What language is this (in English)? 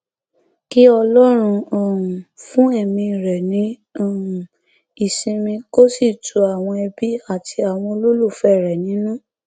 Yoruba